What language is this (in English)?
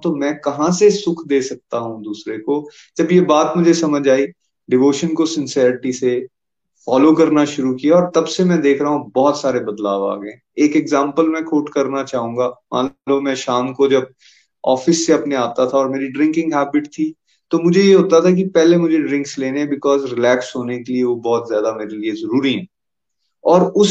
Hindi